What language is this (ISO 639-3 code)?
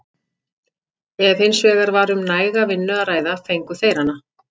isl